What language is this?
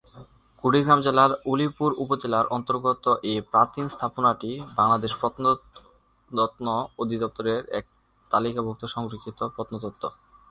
Bangla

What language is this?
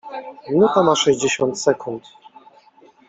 Polish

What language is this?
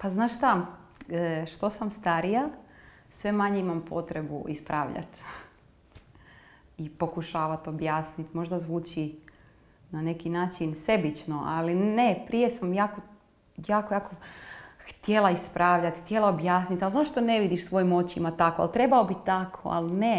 Croatian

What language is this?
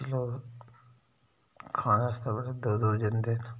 Dogri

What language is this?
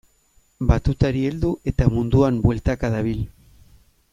Basque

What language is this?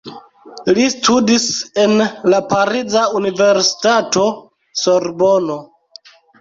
Esperanto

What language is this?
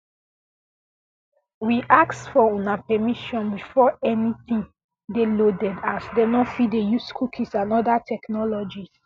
Nigerian Pidgin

